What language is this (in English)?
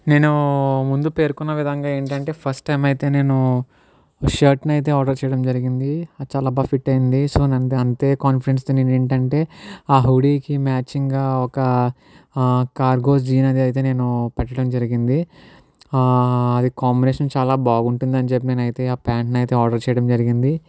Telugu